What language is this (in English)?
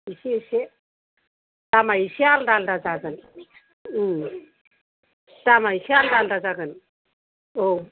Bodo